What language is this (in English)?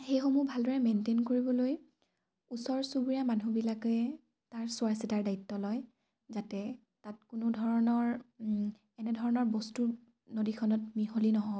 Assamese